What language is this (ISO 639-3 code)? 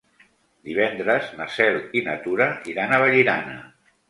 cat